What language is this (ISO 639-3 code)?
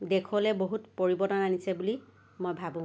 asm